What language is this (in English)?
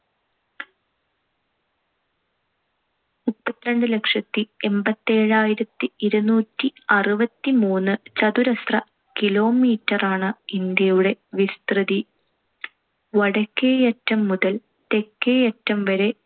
Malayalam